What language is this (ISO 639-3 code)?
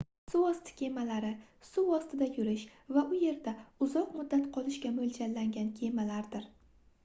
uzb